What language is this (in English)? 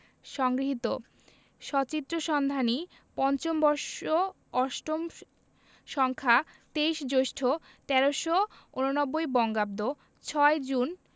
Bangla